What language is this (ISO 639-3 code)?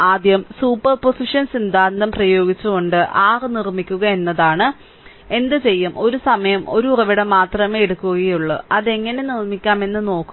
mal